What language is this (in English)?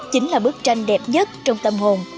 Vietnamese